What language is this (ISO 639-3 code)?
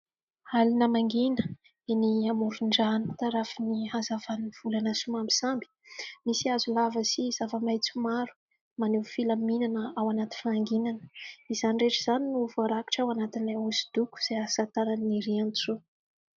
mlg